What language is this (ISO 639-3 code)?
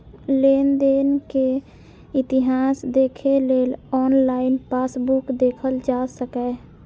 mai